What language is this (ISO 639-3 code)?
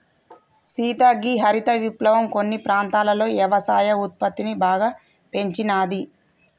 tel